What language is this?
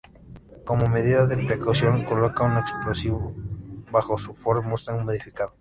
Spanish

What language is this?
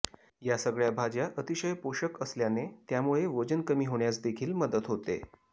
Marathi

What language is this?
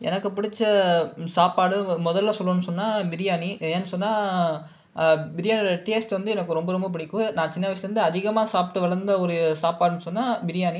Tamil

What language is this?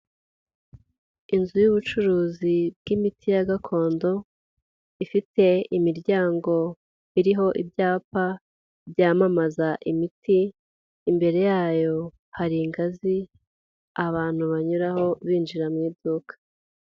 Kinyarwanda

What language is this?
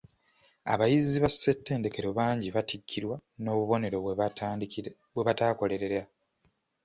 Ganda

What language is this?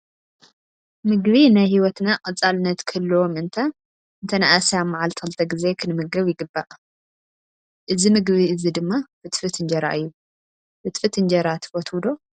Tigrinya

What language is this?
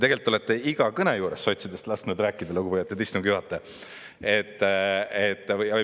Estonian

